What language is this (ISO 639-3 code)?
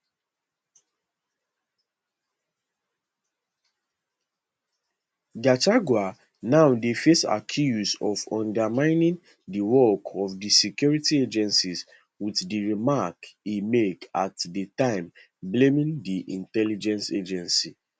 pcm